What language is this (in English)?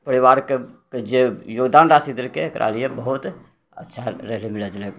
Maithili